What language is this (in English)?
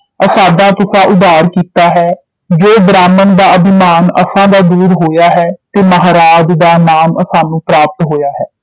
Punjabi